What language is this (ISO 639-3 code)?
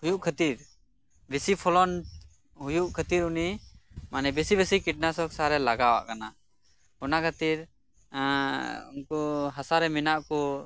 sat